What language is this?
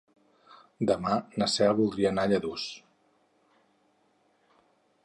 Catalan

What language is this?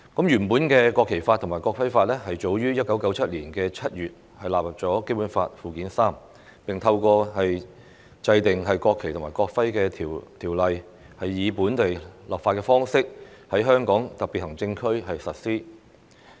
Cantonese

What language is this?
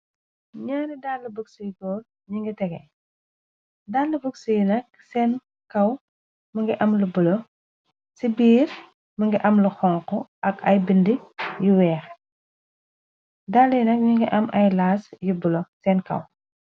Wolof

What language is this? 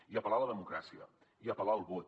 Catalan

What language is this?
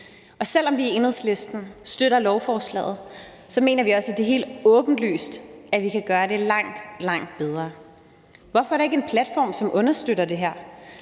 Danish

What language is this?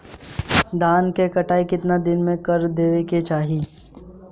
Bhojpuri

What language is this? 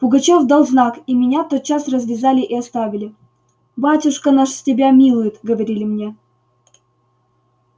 Russian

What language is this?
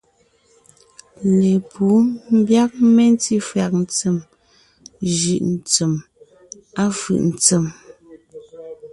Ngiemboon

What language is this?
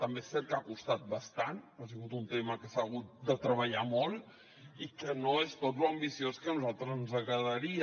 Catalan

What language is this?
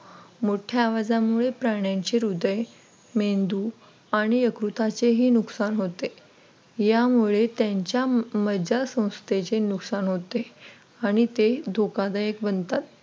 Marathi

